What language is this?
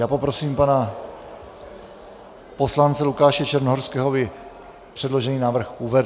Czech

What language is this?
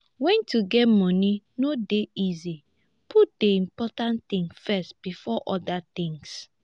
Nigerian Pidgin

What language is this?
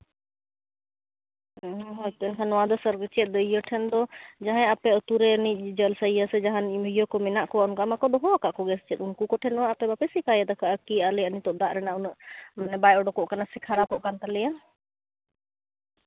Santali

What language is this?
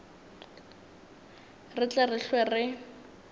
Northern Sotho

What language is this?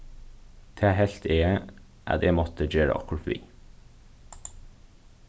Faroese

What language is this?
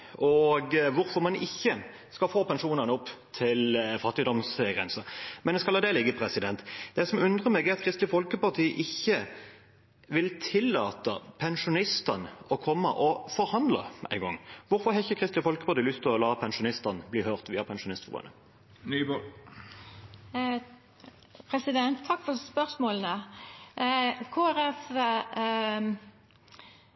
Norwegian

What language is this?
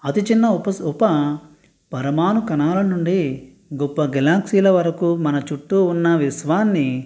Telugu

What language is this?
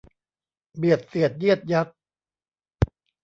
Thai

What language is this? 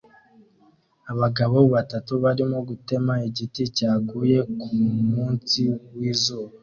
Kinyarwanda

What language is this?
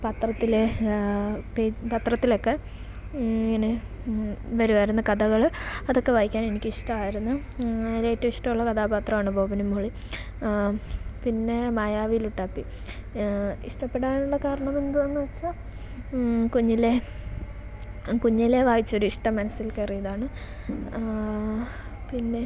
Malayalam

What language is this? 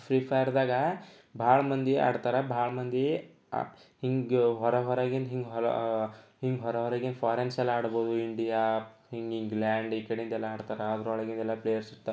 Kannada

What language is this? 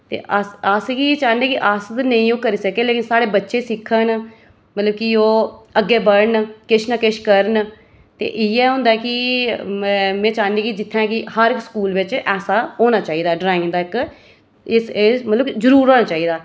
Dogri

